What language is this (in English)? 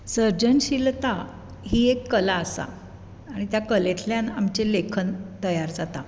Konkani